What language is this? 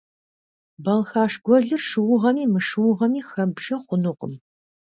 Kabardian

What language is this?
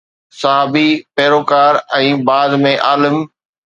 Sindhi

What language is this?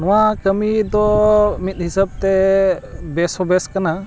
Santali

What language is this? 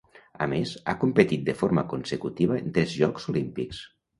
Catalan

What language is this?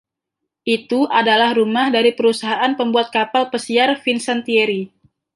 Indonesian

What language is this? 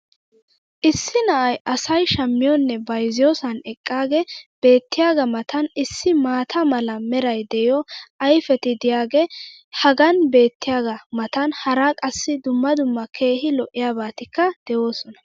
Wolaytta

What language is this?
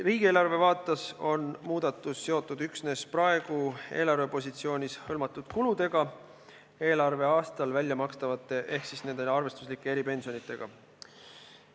Estonian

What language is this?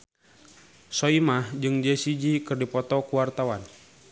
Sundanese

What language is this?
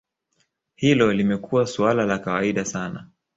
Swahili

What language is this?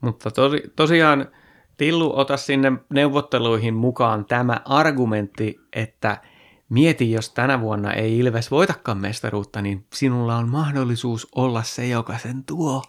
Finnish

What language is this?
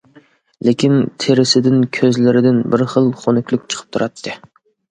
Uyghur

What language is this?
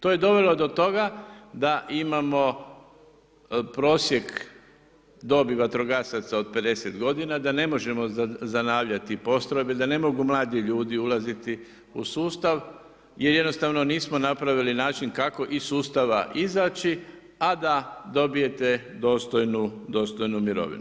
Croatian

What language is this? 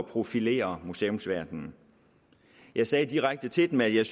Danish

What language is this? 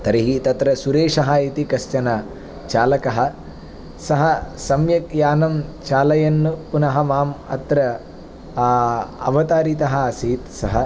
Sanskrit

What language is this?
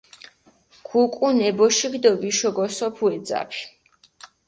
Mingrelian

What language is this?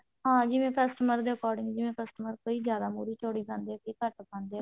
Punjabi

